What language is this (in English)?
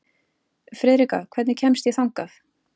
Icelandic